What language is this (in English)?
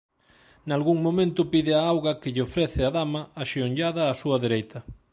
Galician